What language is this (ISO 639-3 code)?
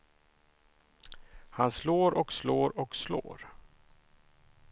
swe